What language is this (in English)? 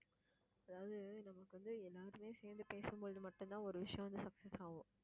Tamil